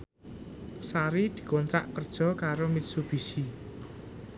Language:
Javanese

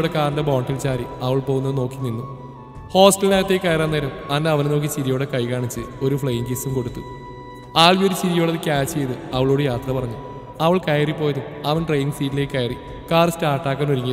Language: Turkish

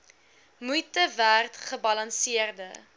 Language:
Afrikaans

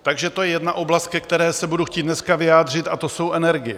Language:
Czech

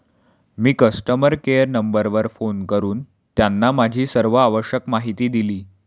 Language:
Marathi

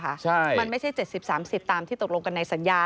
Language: Thai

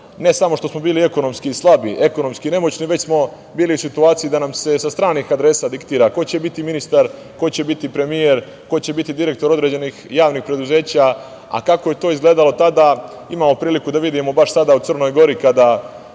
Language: Serbian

